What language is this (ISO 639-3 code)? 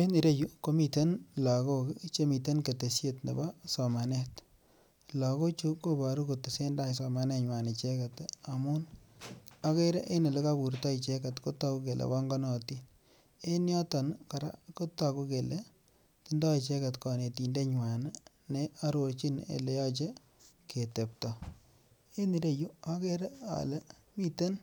kln